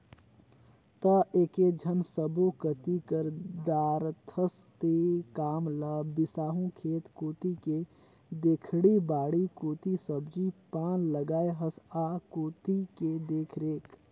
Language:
Chhattisgarhi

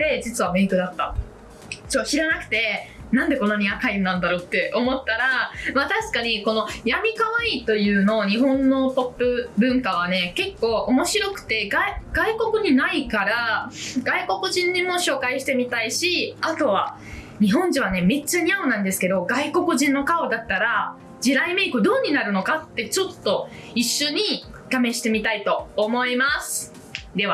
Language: Japanese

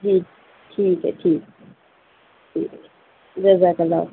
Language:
Urdu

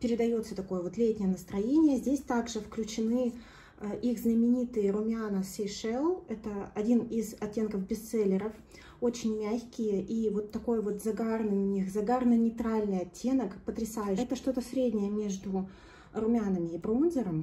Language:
Russian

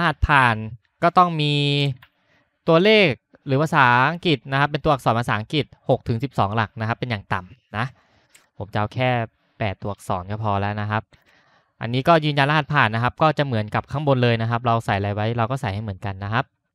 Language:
Thai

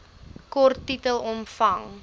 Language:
Afrikaans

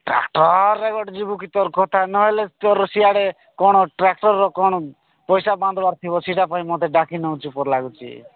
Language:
Odia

